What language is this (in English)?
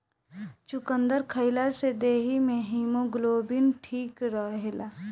Bhojpuri